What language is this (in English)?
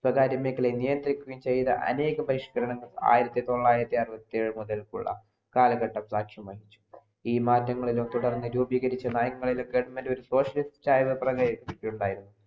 Malayalam